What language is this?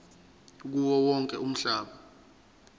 Zulu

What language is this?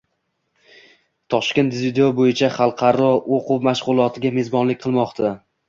Uzbek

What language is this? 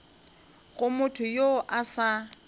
Northern Sotho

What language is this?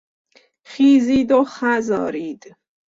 Persian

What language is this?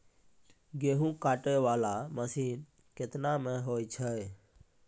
Maithili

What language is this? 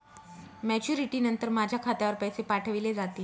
Marathi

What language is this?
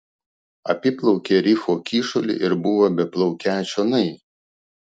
Lithuanian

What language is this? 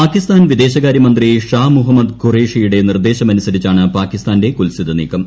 Malayalam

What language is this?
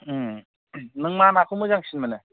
Bodo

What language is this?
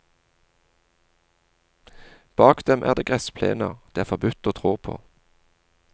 Norwegian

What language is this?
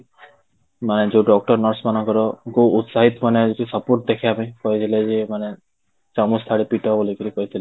Odia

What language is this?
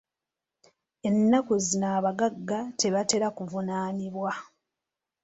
Ganda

